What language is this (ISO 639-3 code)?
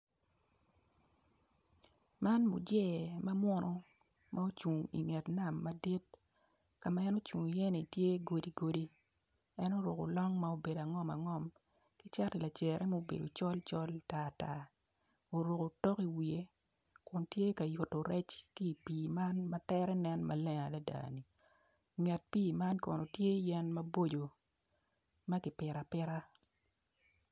ach